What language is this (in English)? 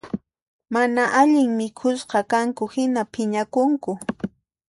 Puno Quechua